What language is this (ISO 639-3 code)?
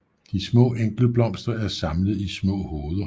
dan